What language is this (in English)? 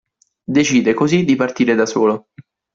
Italian